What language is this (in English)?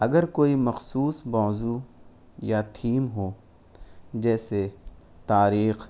Urdu